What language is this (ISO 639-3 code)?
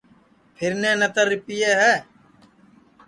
ssi